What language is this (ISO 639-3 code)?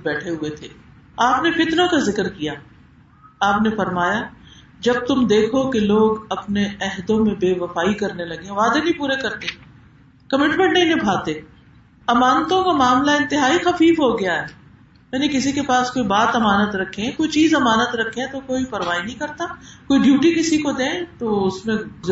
urd